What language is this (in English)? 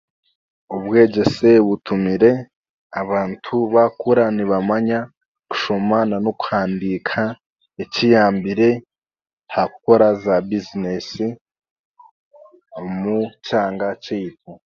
Chiga